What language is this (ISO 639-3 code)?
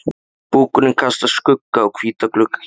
isl